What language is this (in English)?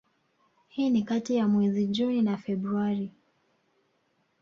Swahili